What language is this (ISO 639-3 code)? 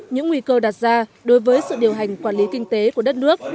vie